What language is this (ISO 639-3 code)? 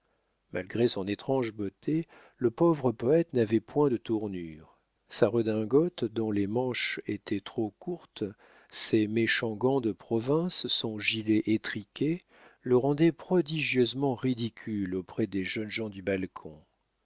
fra